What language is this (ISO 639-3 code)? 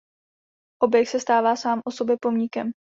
ces